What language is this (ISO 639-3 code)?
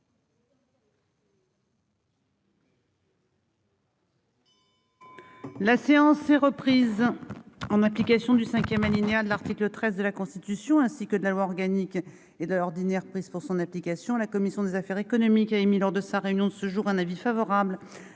fra